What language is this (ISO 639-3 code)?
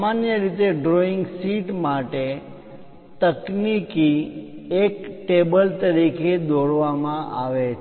guj